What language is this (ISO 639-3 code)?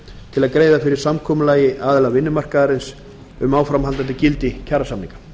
isl